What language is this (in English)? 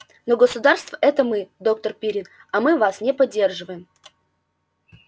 Russian